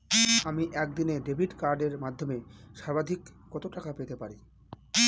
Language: Bangla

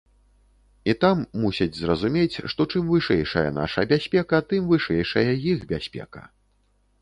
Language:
Belarusian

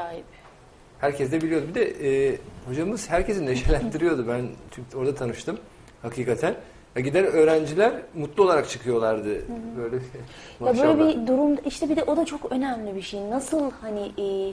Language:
Turkish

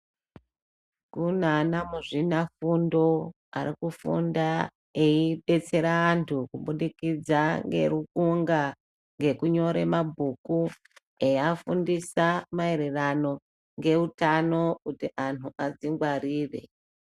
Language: Ndau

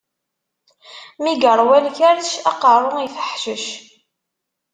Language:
Kabyle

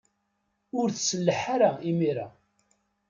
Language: Kabyle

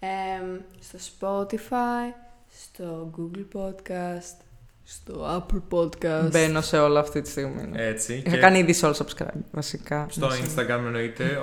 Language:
Greek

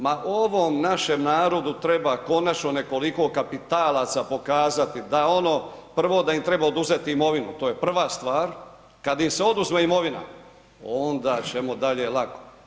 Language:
Croatian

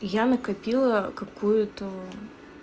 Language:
Russian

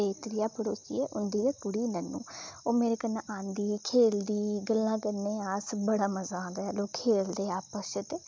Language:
Dogri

